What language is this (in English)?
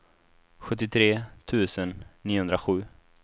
Swedish